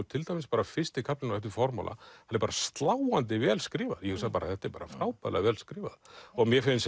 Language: Icelandic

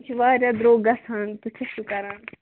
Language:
Kashmiri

